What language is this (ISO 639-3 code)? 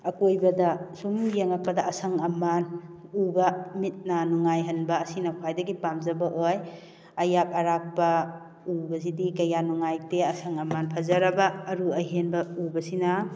mni